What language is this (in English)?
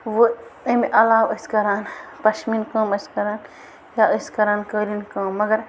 Kashmiri